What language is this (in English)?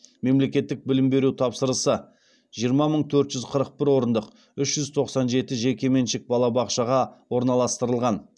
Kazakh